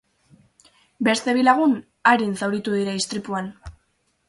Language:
Basque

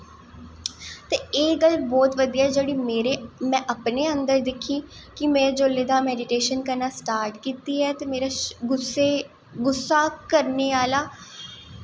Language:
Dogri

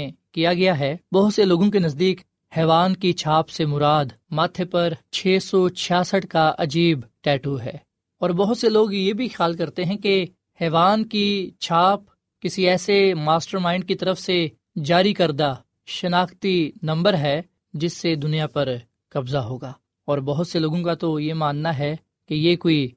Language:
Urdu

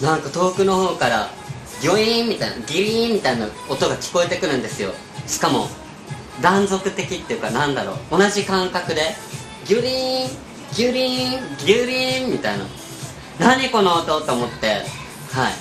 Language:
Japanese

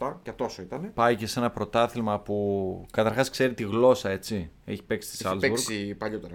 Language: Greek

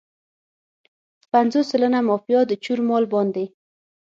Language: Pashto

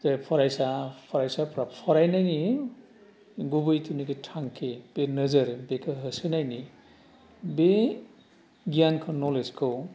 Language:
Bodo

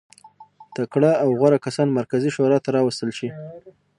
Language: Pashto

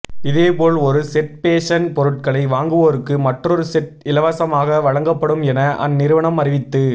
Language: Tamil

